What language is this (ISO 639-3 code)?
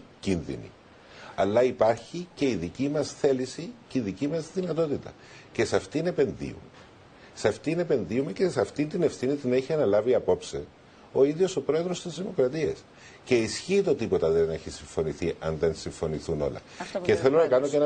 ell